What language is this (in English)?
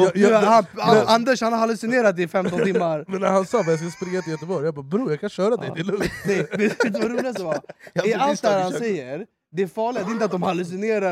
Swedish